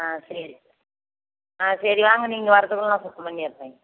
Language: Tamil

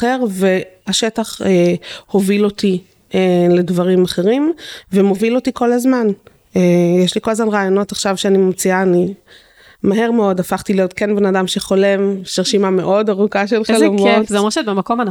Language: Hebrew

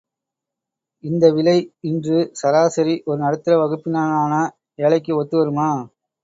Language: Tamil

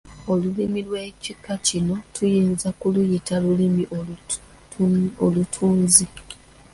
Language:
Ganda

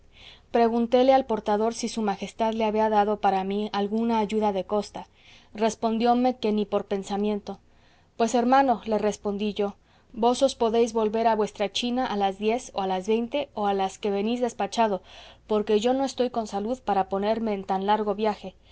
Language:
Spanish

